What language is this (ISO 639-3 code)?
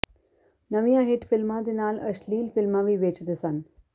pan